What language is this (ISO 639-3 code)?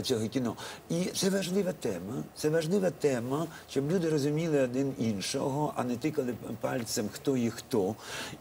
ukr